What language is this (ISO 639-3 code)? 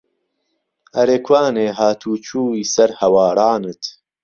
ckb